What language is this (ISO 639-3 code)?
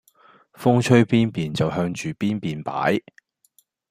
yue